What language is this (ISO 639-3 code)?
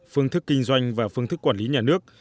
vie